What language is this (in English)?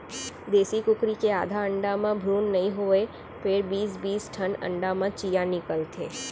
Chhattisgarhi